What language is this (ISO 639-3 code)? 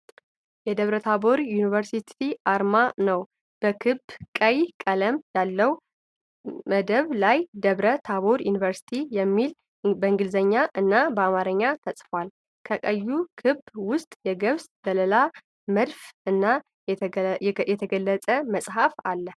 amh